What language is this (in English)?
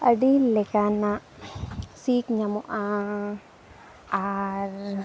Santali